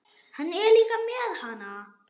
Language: Icelandic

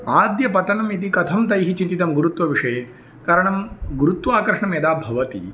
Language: Sanskrit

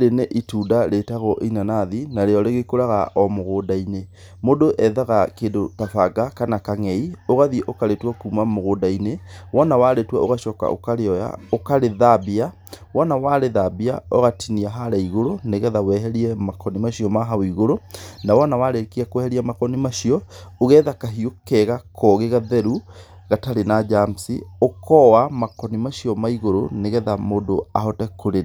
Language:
Kikuyu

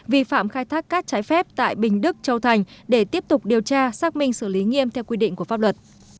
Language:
Vietnamese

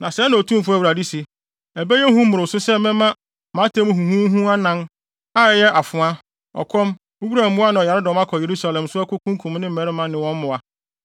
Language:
Akan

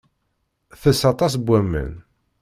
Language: Kabyle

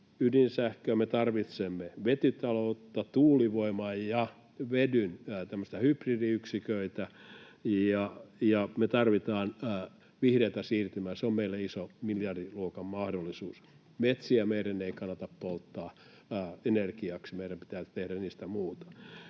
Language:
Finnish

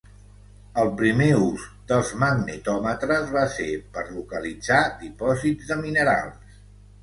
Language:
Catalan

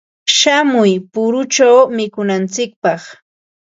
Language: Ambo-Pasco Quechua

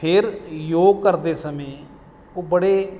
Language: Punjabi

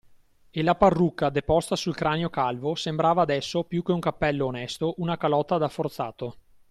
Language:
Italian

